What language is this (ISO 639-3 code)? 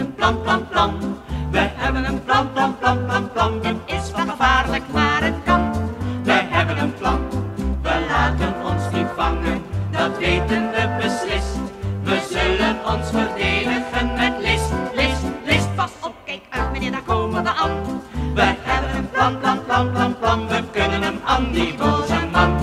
ces